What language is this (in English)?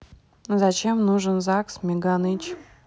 Russian